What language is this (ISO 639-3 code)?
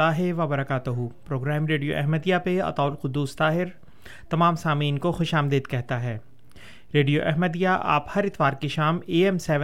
urd